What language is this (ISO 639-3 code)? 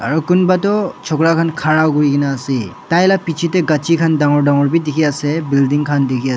nag